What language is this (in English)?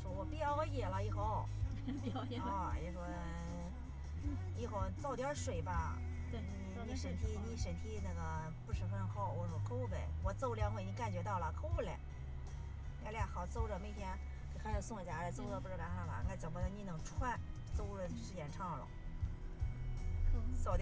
Chinese